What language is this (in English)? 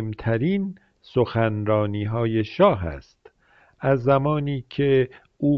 Persian